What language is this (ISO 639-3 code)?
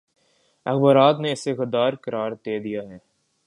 urd